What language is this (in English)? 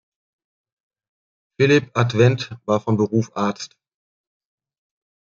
German